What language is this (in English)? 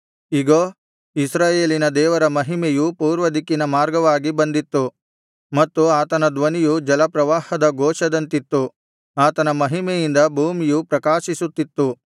Kannada